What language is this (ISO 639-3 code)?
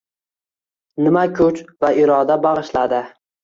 uzb